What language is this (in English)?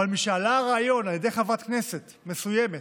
Hebrew